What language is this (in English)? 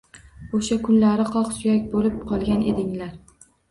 Uzbek